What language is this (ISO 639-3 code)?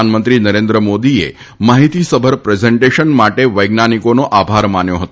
guj